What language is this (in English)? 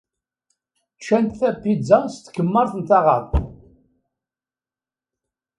Kabyle